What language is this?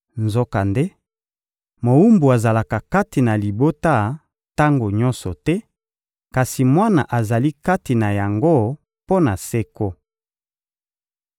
Lingala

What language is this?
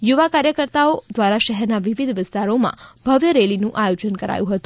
Gujarati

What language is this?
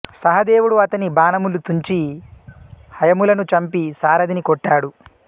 Telugu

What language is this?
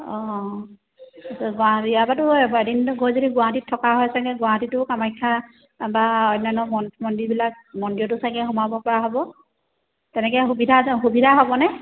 Assamese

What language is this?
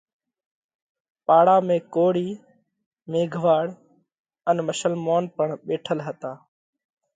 Parkari Koli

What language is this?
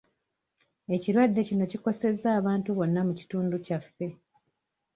Ganda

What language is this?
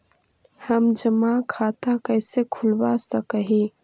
Magahi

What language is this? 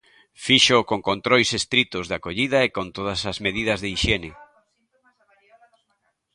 Galician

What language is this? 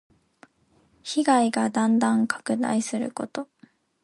Japanese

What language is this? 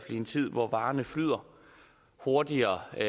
Danish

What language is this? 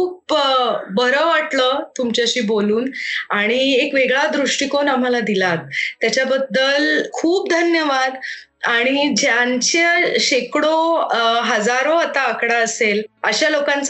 Marathi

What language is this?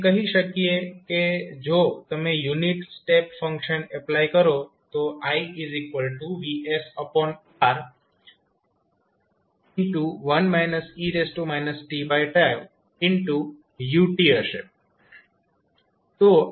Gujarati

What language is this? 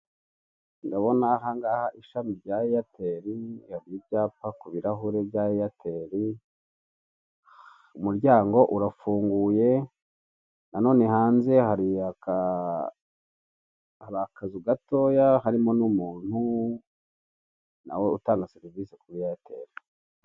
Kinyarwanda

